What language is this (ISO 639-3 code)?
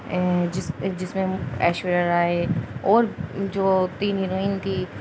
urd